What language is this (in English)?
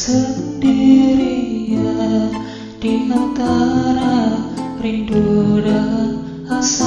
Indonesian